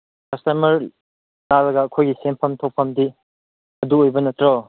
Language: Manipuri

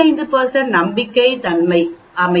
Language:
Tamil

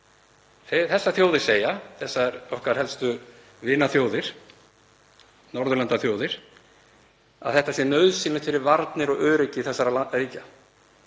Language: Icelandic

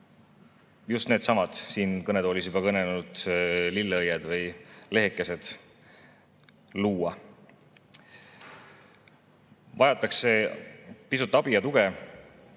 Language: Estonian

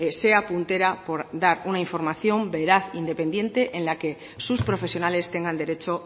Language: Spanish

